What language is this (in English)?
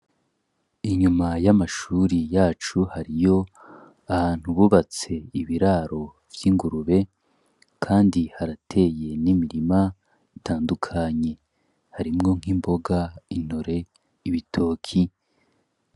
Rundi